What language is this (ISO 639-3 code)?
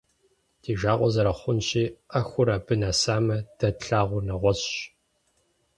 kbd